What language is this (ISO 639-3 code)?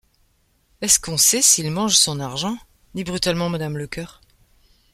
fra